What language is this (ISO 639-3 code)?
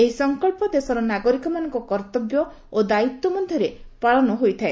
ori